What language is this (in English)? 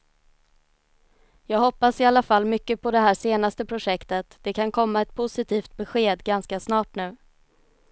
Swedish